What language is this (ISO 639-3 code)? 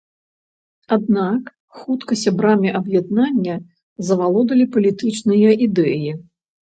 bel